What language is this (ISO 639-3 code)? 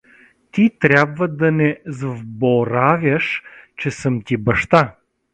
bul